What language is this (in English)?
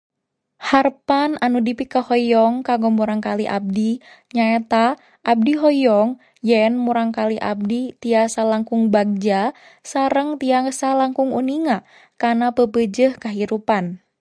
Sundanese